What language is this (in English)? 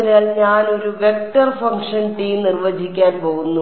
Malayalam